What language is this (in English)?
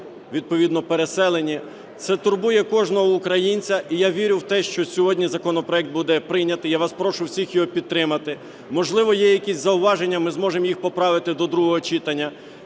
Ukrainian